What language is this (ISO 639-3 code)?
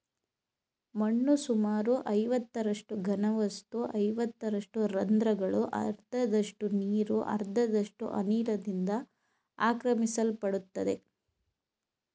kan